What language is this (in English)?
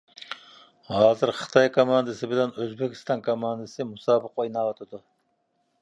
Uyghur